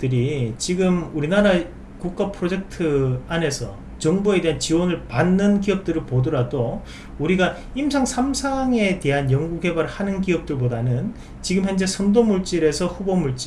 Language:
Korean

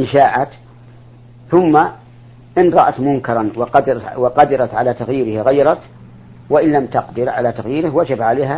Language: Arabic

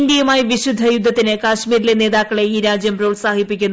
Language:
Malayalam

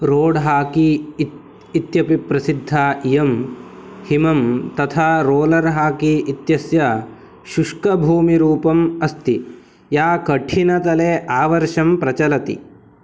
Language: Sanskrit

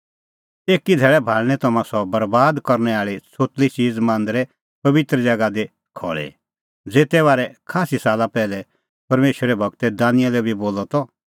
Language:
Kullu Pahari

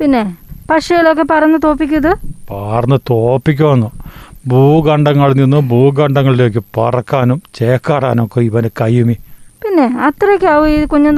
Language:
Malayalam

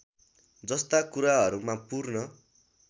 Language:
Nepali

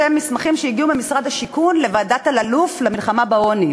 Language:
Hebrew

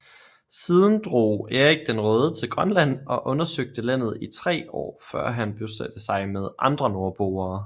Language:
Danish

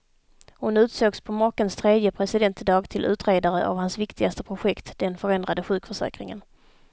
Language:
Swedish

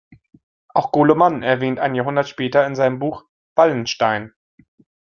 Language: German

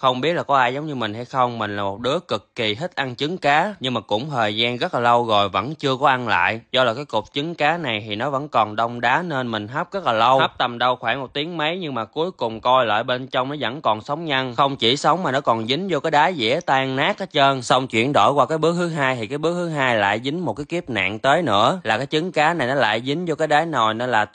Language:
Vietnamese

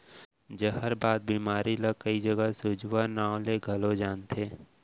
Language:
Chhattisgarhi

